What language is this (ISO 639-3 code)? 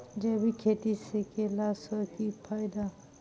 mai